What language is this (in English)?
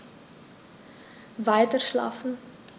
German